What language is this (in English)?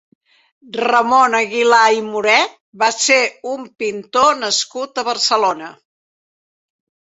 Catalan